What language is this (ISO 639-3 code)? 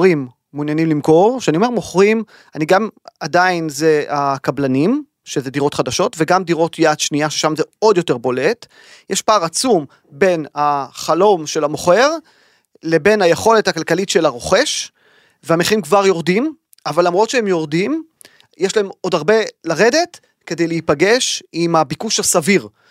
heb